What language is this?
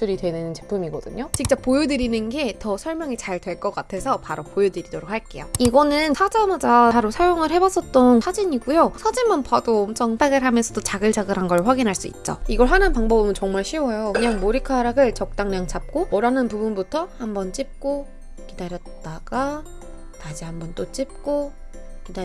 Korean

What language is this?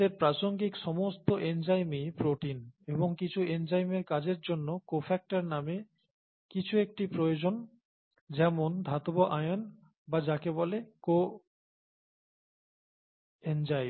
Bangla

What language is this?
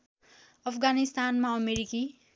Nepali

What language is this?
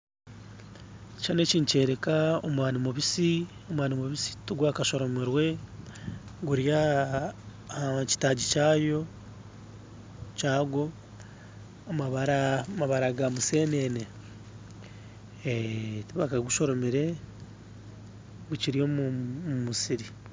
Nyankole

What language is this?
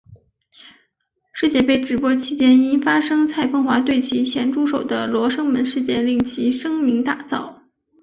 Chinese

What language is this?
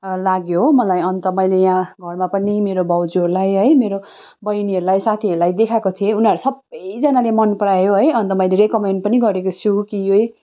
Nepali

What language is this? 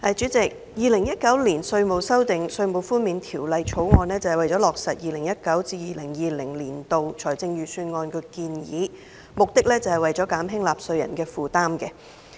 Cantonese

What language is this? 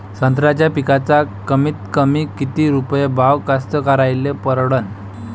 Marathi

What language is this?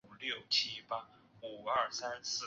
Chinese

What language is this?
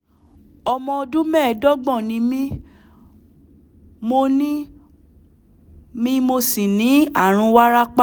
Yoruba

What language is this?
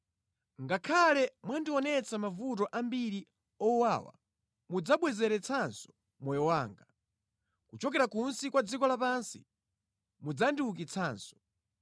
Nyanja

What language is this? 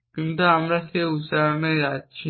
Bangla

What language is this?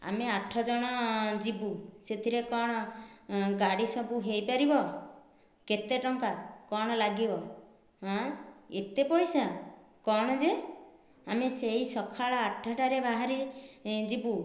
Odia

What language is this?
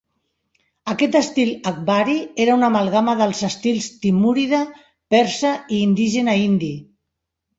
Catalan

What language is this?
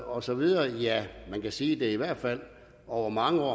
Danish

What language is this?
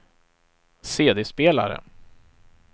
Swedish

